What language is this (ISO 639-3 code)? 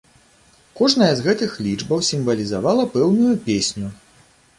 bel